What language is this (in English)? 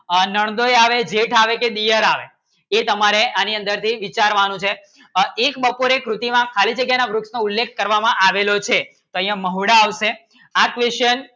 Gujarati